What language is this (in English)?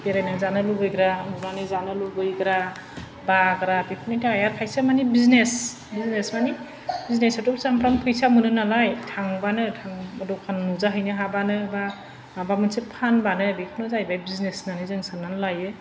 Bodo